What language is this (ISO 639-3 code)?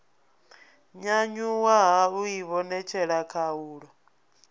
ven